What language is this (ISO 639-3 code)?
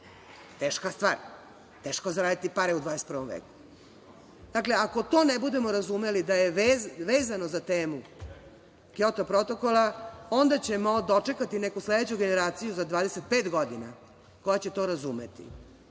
srp